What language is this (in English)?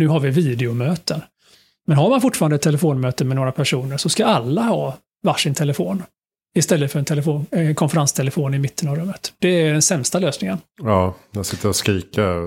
Swedish